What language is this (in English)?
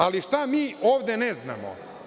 Serbian